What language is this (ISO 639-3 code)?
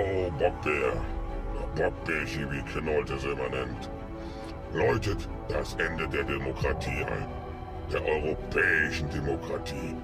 deu